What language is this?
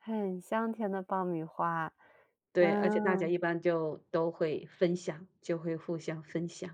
Chinese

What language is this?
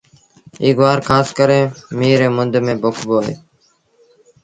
Sindhi Bhil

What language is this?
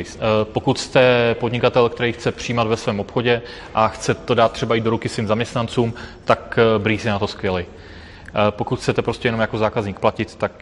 Czech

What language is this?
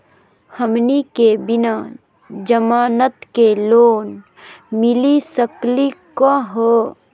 Magahi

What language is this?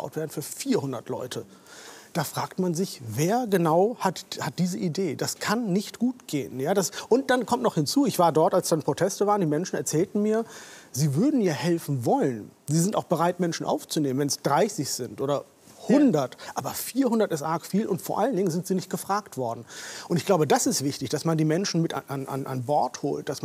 German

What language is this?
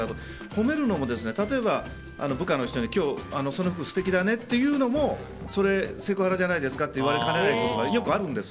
Japanese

